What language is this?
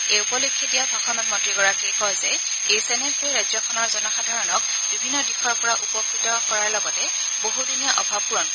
Assamese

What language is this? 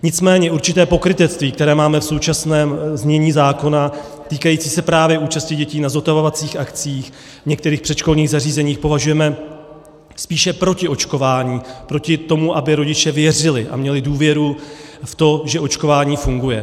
Czech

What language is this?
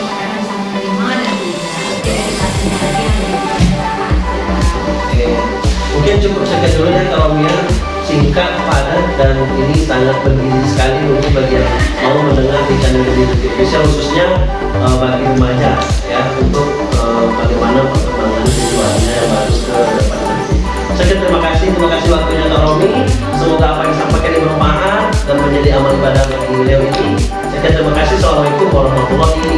Indonesian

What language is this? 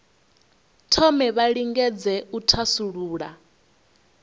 Venda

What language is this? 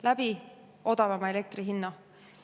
Estonian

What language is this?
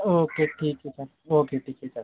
Marathi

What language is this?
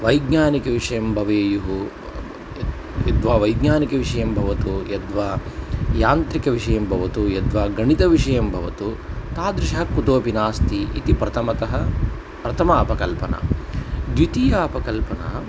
Sanskrit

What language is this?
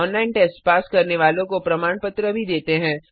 Hindi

